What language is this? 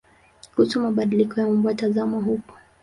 Swahili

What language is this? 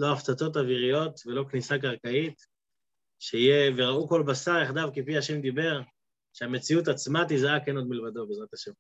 Hebrew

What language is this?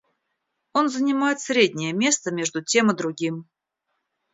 Russian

